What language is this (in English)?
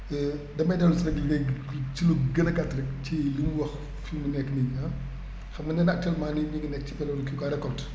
Wolof